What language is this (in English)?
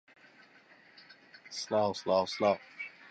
Central Kurdish